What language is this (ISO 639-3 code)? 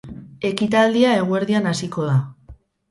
eus